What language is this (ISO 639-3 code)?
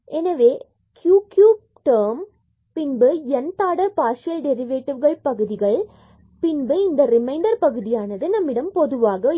tam